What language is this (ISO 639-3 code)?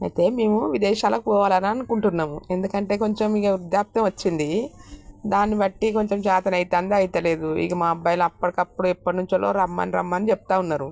tel